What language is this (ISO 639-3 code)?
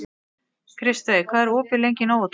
isl